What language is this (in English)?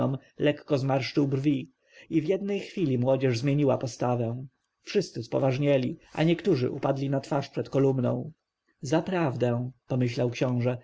Polish